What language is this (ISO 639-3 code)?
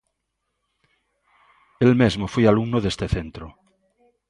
glg